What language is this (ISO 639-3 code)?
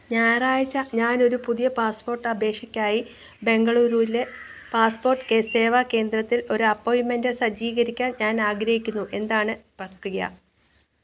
mal